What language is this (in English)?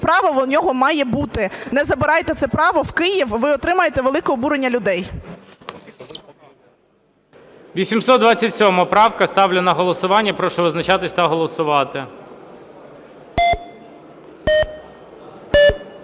Ukrainian